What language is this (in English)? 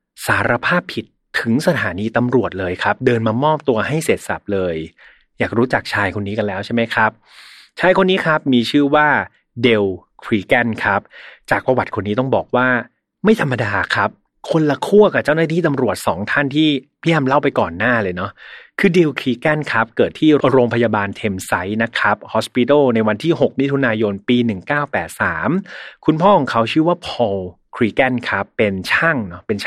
Thai